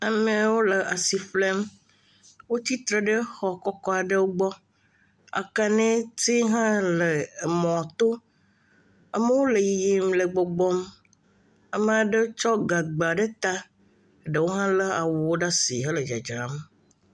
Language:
Ewe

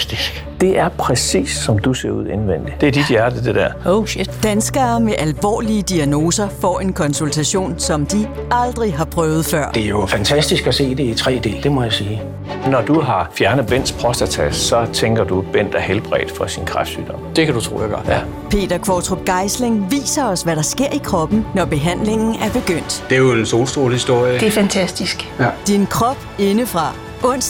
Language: Danish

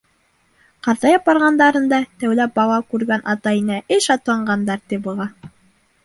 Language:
Bashkir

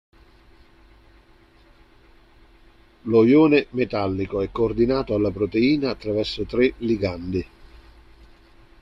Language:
Italian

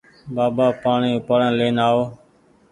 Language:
Goaria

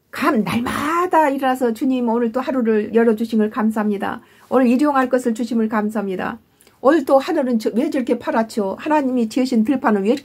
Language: Korean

